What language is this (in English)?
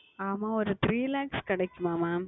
Tamil